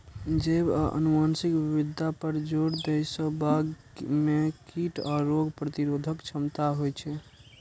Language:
Maithili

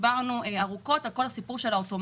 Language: Hebrew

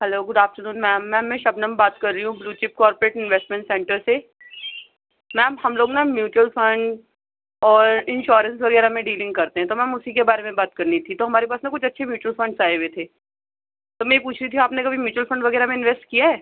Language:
Urdu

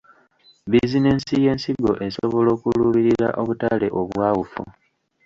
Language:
Ganda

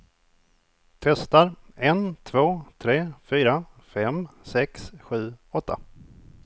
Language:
Swedish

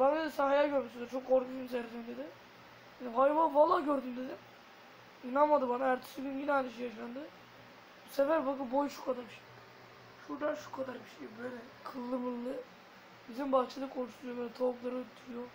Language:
Turkish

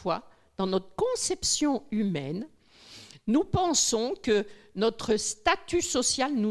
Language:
French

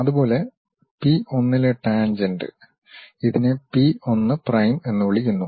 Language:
Malayalam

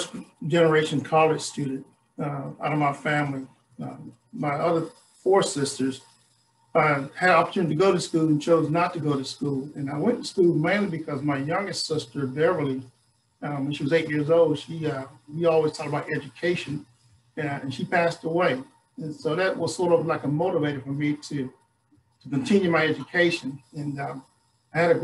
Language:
English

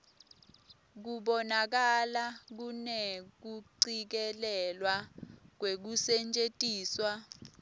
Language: Swati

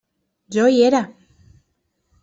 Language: Catalan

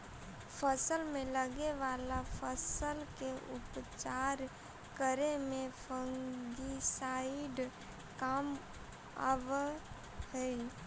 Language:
Magahi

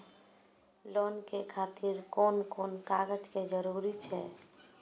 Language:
Maithili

